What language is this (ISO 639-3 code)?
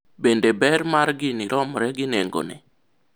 luo